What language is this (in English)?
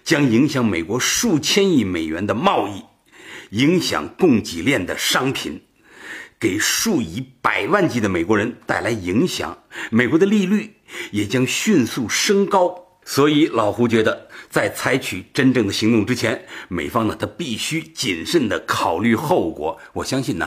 Chinese